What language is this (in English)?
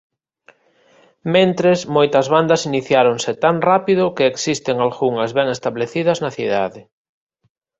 Galician